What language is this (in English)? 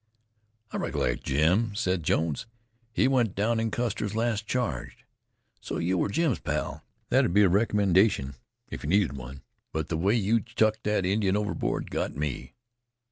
English